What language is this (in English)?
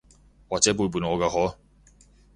Cantonese